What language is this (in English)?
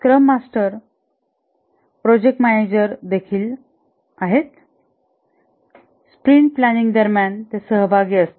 Marathi